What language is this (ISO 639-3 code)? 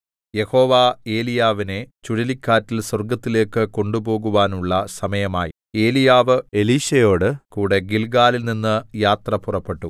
mal